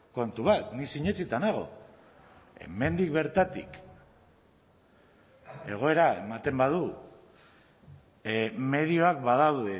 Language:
Basque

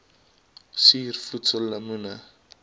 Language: Afrikaans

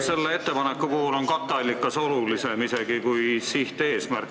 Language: Estonian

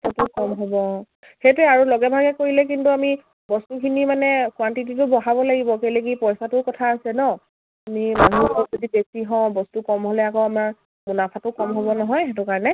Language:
Assamese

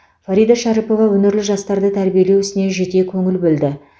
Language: Kazakh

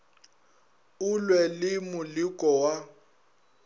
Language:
Northern Sotho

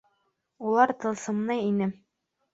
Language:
Bashkir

